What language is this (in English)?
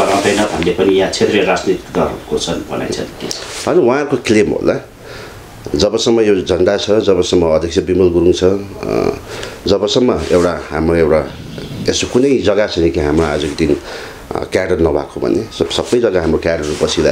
Korean